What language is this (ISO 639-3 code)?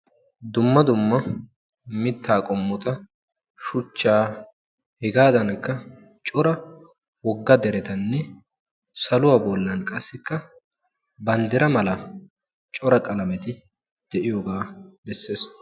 wal